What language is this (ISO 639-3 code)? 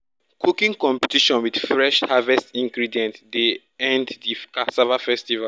pcm